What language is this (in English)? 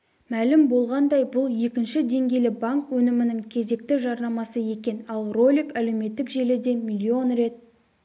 Kazakh